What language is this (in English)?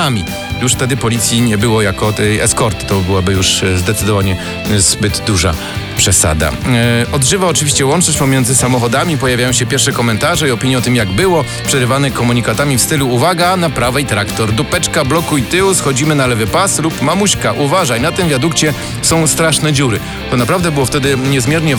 Polish